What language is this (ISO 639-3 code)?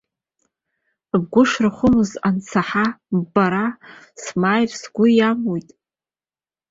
abk